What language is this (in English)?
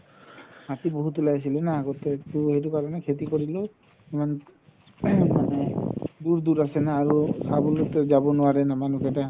Assamese